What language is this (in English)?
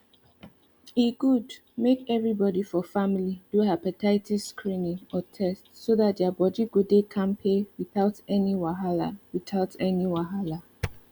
Nigerian Pidgin